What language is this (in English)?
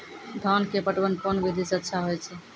Maithili